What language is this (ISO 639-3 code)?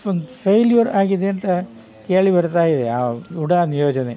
kan